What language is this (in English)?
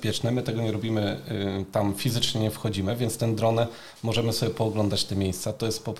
Polish